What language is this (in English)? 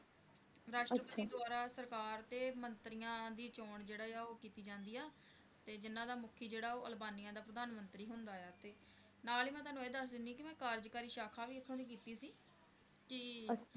Punjabi